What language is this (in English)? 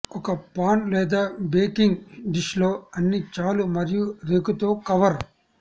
Telugu